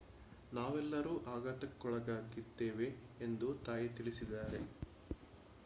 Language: Kannada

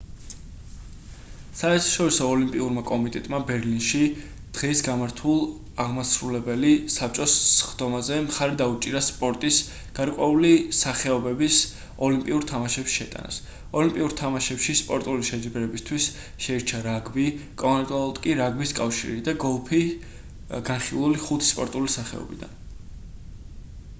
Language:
Georgian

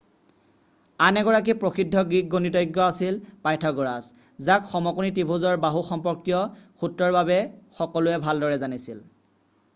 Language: Assamese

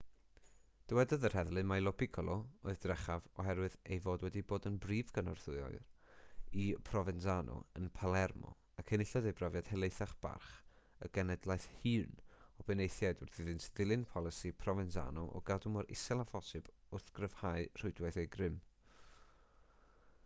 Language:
Welsh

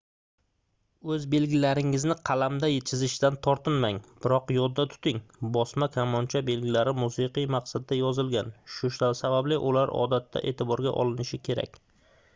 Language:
Uzbek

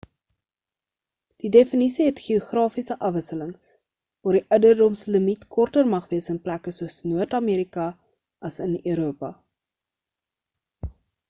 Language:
Afrikaans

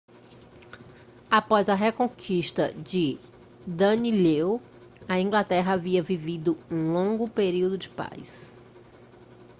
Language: Portuguese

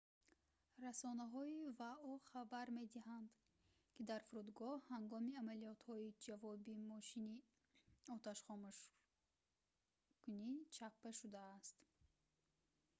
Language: Tajik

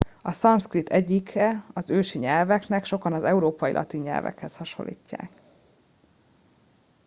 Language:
Hungarian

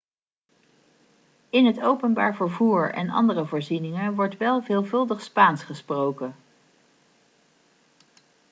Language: Dutch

